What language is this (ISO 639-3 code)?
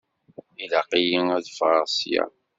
kab